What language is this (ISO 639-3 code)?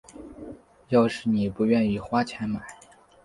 zho